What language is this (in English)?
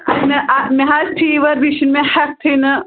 Kashmiri